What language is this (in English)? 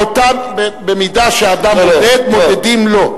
Hebrew